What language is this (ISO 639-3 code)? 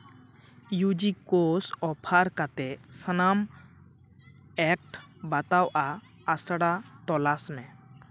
sat